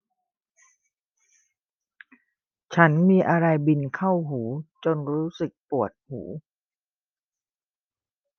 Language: Thai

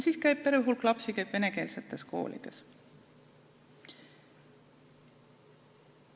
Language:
Estonian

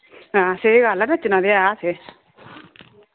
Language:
Dogri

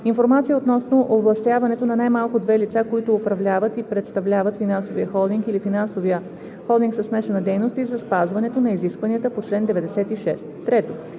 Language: Bulgarian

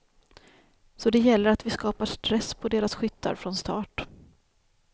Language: Swedish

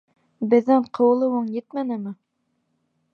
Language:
Bashkir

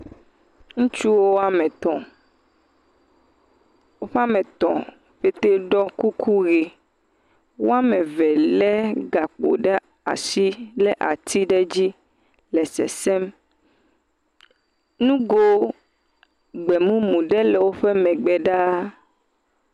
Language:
Ewe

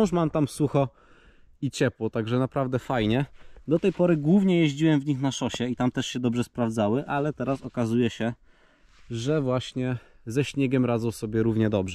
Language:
Polish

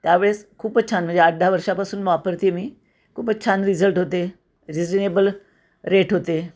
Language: Marathi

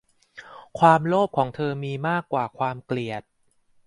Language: Thai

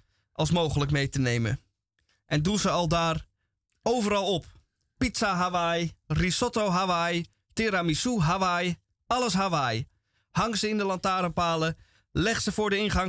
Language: Dutch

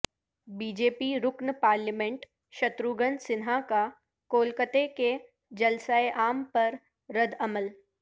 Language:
Urdu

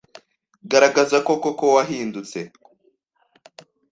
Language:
Kinyarwanda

